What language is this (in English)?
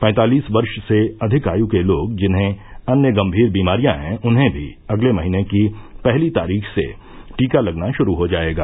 Hindi